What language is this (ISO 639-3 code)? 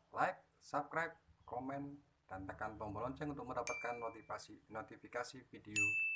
ind